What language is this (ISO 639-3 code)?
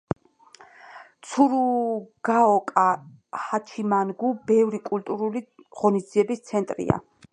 kat